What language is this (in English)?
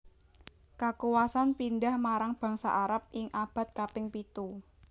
Javanese